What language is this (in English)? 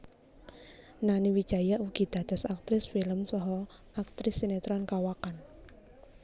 Javanese